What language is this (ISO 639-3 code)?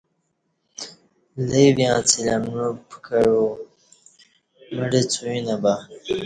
bsh